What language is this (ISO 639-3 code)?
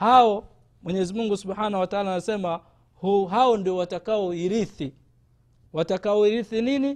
swa